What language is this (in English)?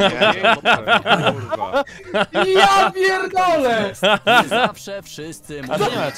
Polish